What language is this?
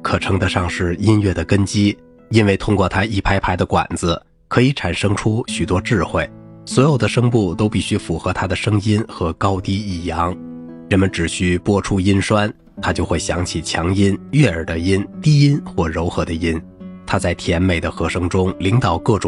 Chinese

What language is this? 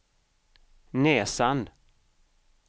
Swedish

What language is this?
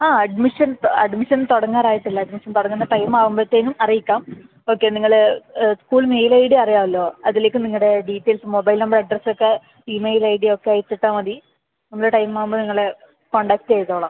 Malayalam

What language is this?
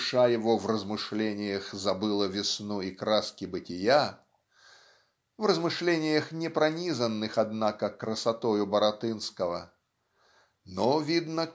Russian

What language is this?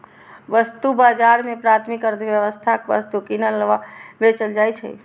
Maithili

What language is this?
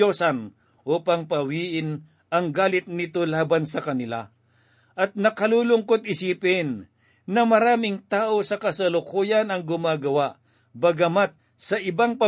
Filipino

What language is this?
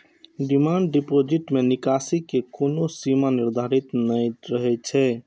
Maithili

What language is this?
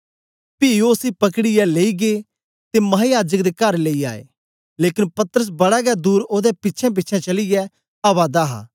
Dogri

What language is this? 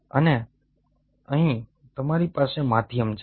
Gujarati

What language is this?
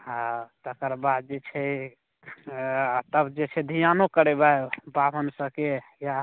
Maithili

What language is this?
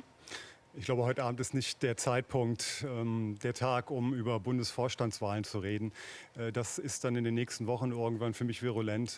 German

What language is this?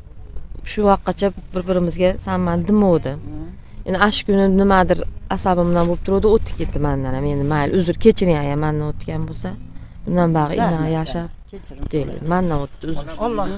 Turkish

